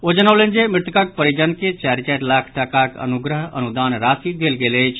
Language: Maithili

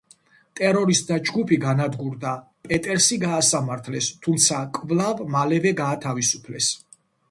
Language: Georgian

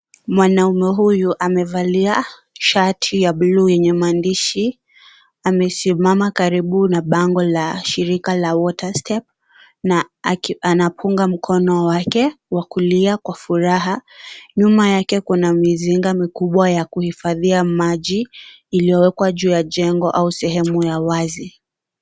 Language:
Swahili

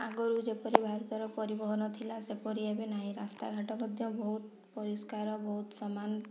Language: Odia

